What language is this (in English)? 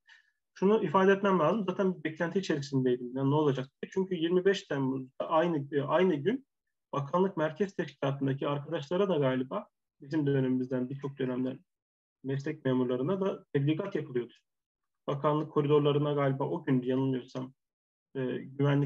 Turkish